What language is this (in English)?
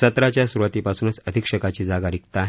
Marathi